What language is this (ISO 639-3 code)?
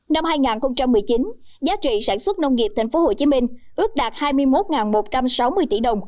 vie